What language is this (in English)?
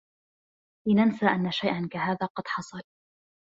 Arabic